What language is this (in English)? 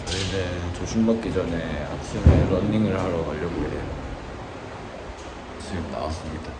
Korean